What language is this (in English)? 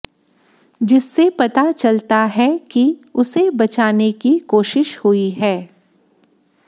Hindi